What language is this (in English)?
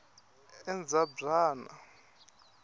Tsonga